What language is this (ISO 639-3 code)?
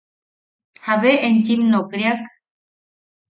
yaq